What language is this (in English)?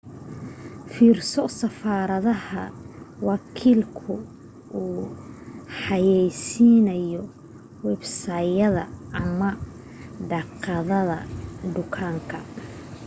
Somali